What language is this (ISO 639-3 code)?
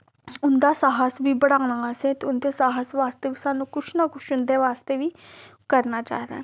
doi